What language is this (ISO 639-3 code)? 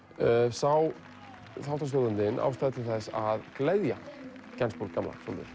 isl